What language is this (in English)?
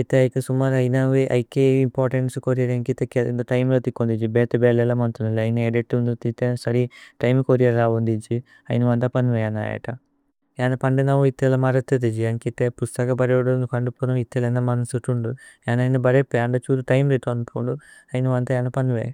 Tulu